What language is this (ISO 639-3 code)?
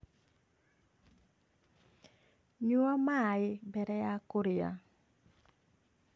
kik